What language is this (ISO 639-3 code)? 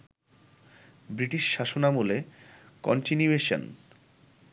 ben